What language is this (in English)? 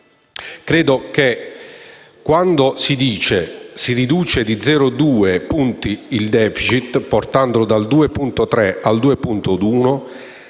Italian